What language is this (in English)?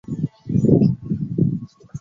Chinese